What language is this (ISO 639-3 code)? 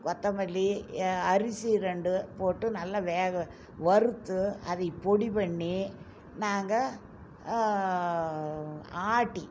tam